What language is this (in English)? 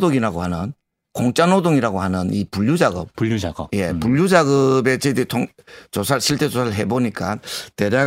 Korean